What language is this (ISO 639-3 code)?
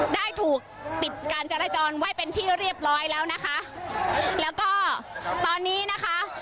tha